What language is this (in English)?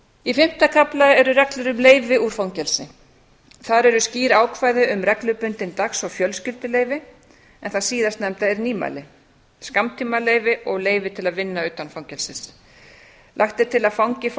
Icelandic